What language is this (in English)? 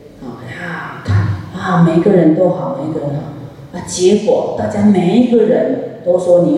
Chinese